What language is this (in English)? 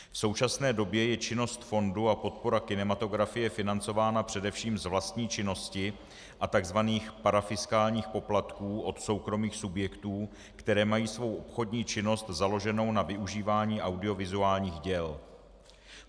Czech